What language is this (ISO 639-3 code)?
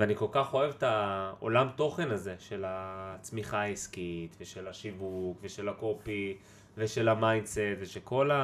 heb